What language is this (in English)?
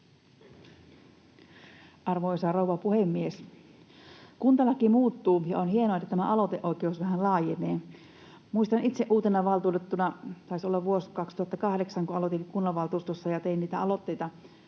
Finnish